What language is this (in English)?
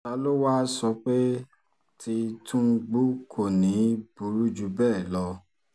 Yoruba